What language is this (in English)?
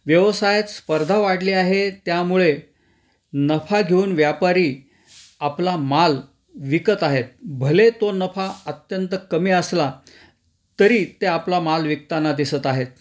Marathi